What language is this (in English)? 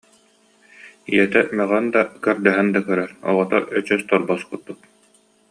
Yakut